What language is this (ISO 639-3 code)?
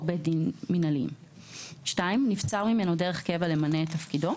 heb